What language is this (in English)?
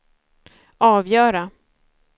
Swedish